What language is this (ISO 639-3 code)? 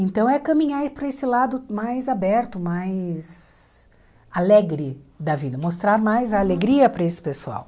por